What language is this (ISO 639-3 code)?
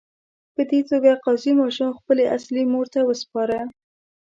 pus